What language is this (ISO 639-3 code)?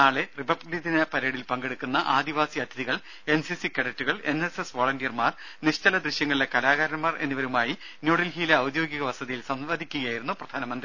mal